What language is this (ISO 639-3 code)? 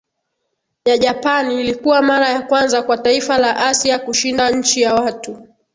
swa